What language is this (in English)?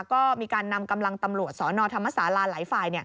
Thai